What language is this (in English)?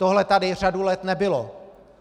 Czech